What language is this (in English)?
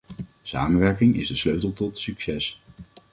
Dutch